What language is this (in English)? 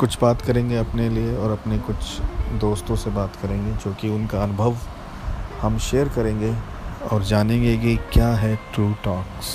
Hindi